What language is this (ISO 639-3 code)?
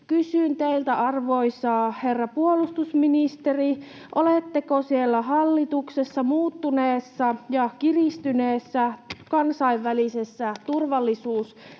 fin